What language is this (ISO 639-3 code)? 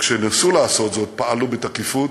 heb